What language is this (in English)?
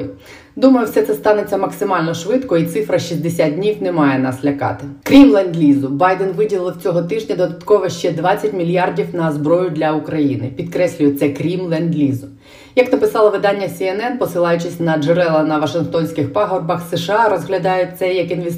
Ukrainian